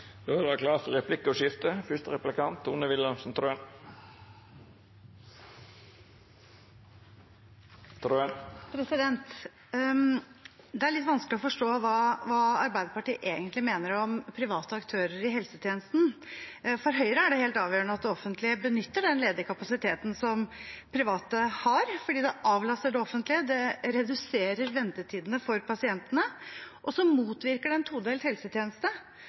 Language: Norwegian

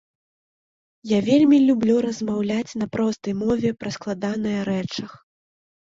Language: Belarusian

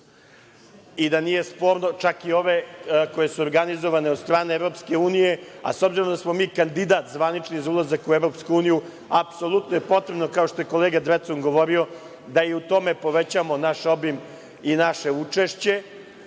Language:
Serbian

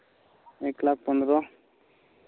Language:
Santali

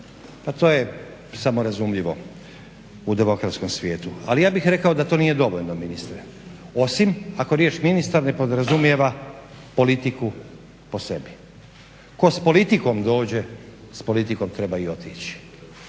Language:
Croatian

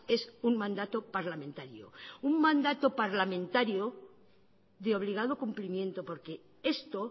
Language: Spanish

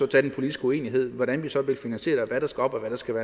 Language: Danish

